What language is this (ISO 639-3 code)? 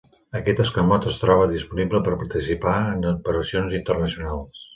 cat